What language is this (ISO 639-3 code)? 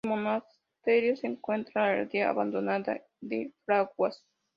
spa